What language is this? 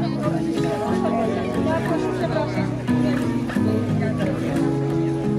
Polish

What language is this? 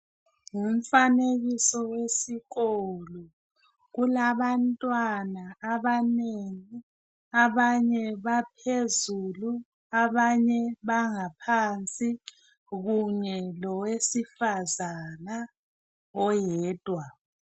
North Ndebele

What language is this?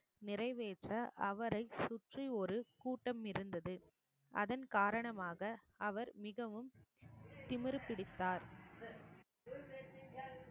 Tamil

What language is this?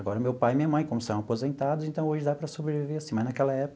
Portuguese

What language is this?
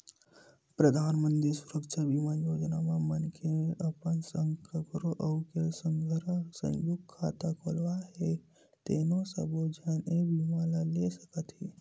Chhattisgarhi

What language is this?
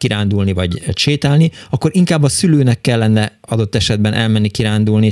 Hungarian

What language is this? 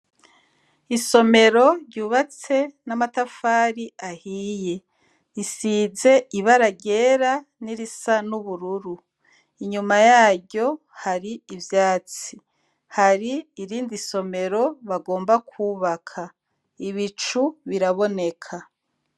Rundi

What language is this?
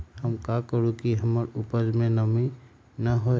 Magahi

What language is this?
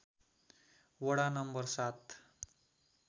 Nepali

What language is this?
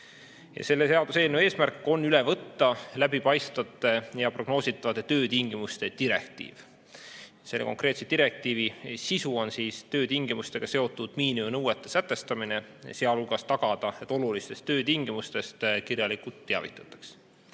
Estonian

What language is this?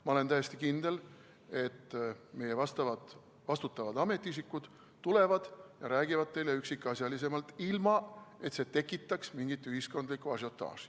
Estonian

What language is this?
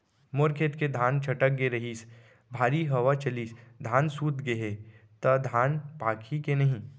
Chhattisgarhi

